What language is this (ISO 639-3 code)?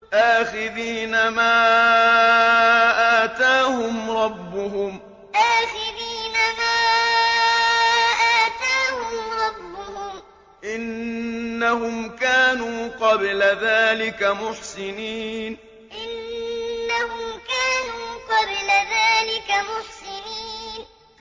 ara